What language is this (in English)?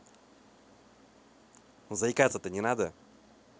Russian